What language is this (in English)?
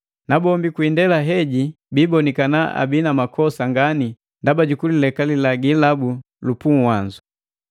Matengo